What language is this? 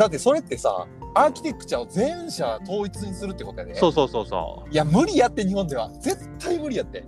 Japanese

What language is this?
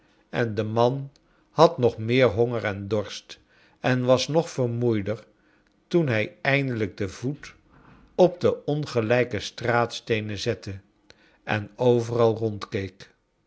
Dutch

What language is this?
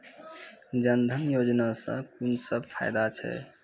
Maithili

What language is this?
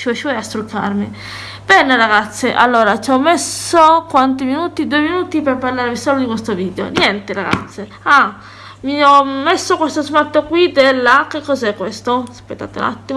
Italian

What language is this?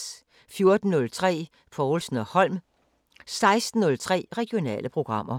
Danish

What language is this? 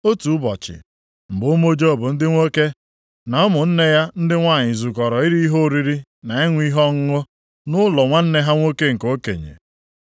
Igbo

